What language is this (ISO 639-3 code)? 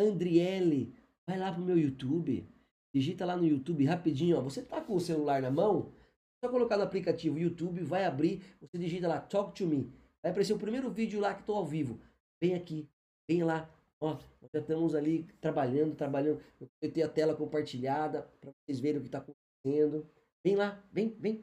por